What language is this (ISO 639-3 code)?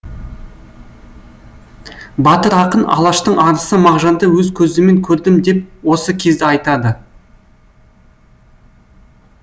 kaz